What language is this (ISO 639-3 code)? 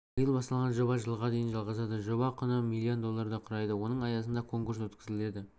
kaz